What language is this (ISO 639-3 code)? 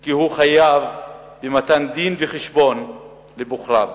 heb